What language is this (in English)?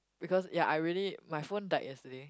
English